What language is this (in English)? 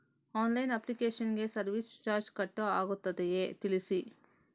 Kannada